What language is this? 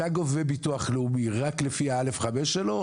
Hebrew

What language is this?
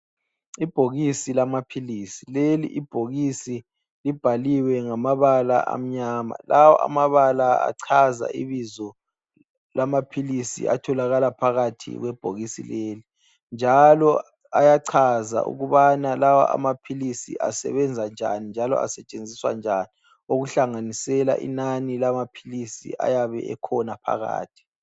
North Ndebele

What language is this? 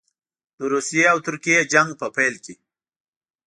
Pashto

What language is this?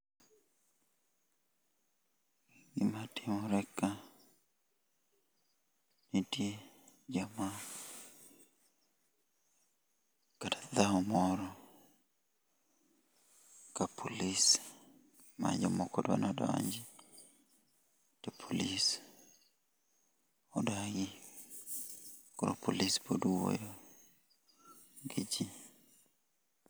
Luo (Kenya and Tanzania)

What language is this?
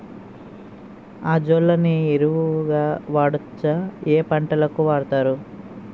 Telugu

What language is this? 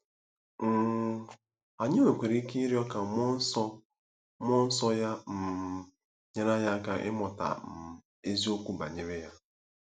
Igbo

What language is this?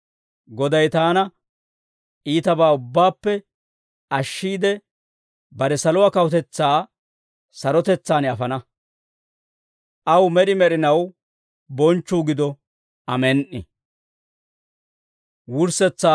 Dawro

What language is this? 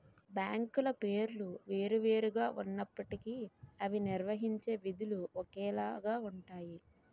Telugu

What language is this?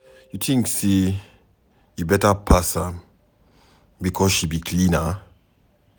Nigerian Pidgin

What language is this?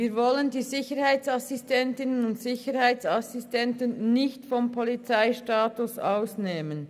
Swiss German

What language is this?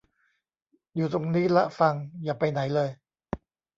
Thai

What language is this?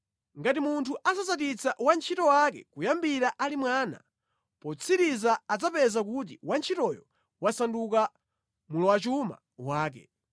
Nyanja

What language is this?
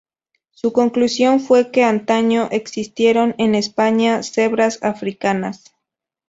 Spanish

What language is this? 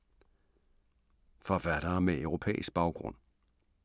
Danish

